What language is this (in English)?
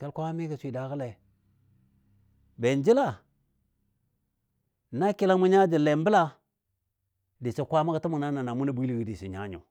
Dadiya